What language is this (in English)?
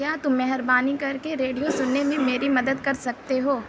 Urdu